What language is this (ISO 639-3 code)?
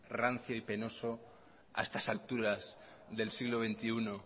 spa